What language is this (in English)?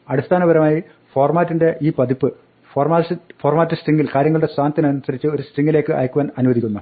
Malayalam